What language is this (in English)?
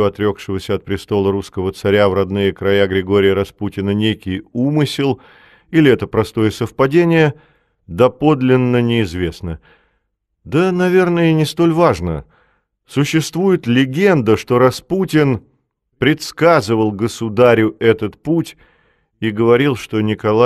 Russian